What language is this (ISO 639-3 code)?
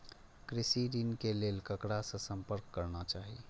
mai